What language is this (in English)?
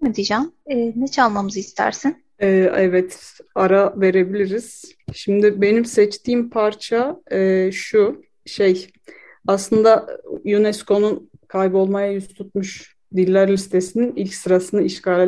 Turkish